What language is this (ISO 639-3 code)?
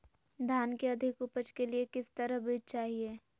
mag